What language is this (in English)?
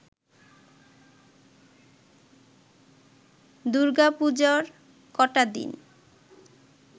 Bangla